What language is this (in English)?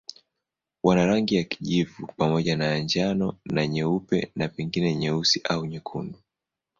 Swahili